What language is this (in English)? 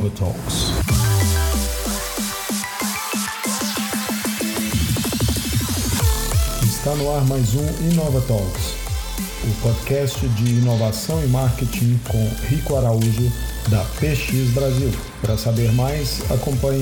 Portuguese